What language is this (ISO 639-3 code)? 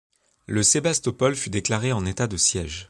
fra